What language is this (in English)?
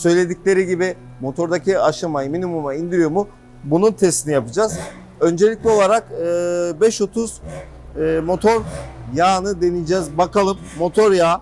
Turkish